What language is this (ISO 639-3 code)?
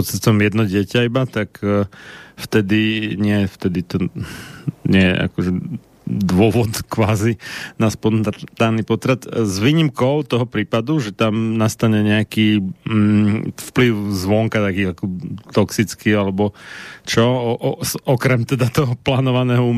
slk